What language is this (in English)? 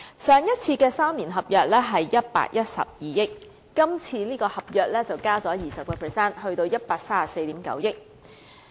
Cantonese